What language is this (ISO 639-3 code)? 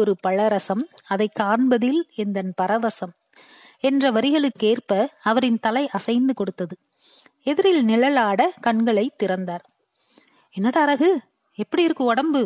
tam